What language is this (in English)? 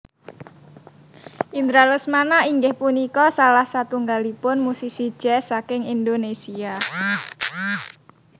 Javanese